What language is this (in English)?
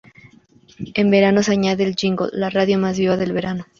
Spanish